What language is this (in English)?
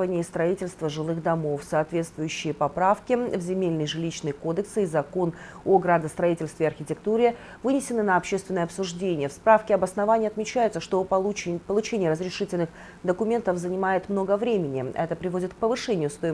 Russian